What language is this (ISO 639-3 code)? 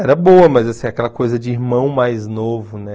por